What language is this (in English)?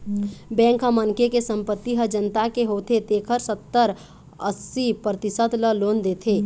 Chhattisgarhi